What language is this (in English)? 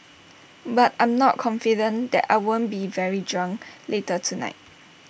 English